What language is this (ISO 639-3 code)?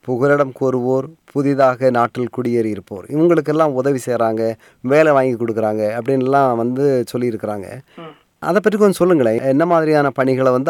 tam